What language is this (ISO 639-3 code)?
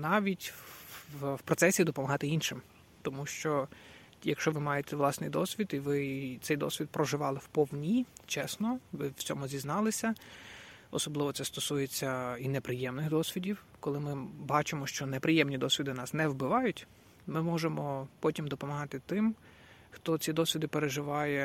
ukr